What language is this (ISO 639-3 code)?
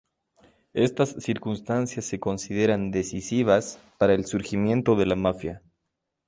spa